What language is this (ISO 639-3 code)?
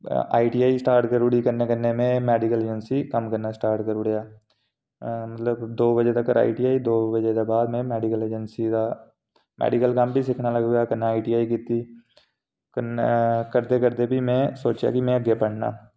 doi